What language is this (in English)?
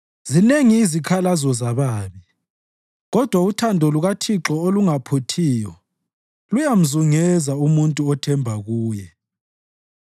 North Ndebele